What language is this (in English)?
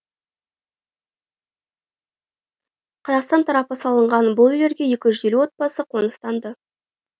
Kazakh